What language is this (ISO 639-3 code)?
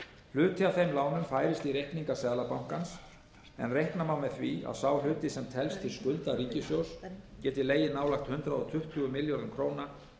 isl